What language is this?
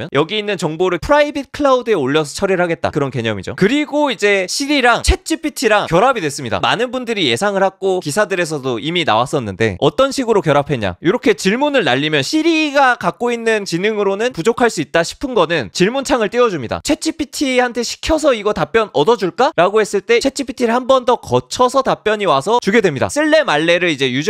Korean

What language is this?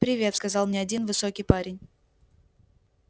Russian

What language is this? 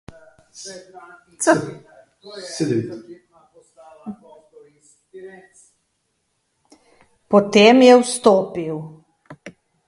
Slovenian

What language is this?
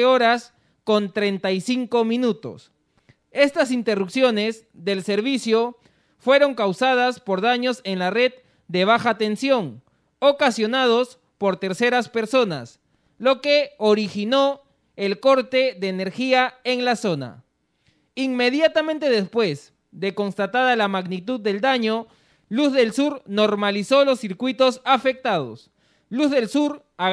Spanish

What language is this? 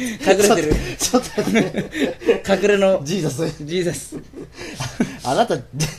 Japanese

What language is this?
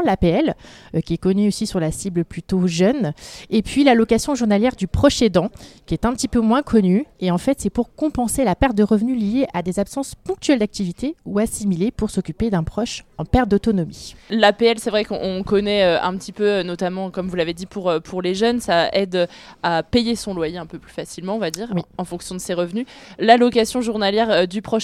French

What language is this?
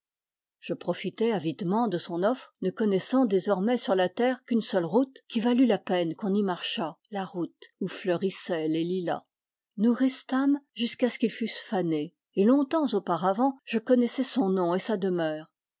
French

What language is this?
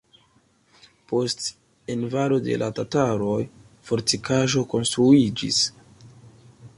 Esperanto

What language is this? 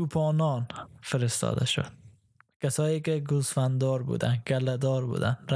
Persian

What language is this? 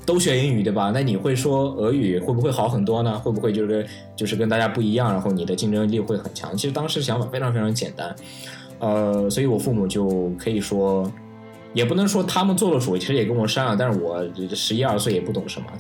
Chinese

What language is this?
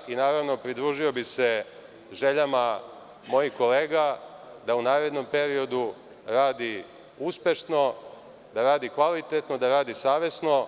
Serbian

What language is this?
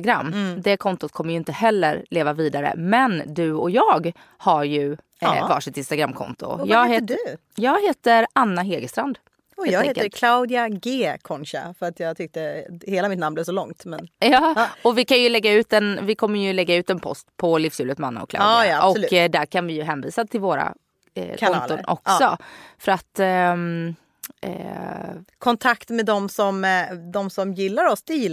Swedish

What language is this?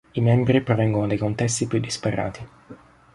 Italian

